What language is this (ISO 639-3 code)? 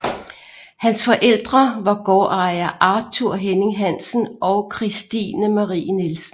dan